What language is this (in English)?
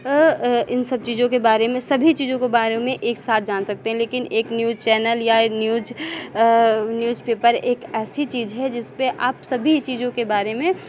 Hindi